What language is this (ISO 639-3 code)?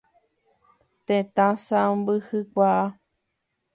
grn